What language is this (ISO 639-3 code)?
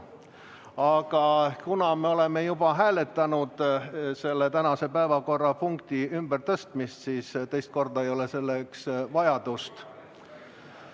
est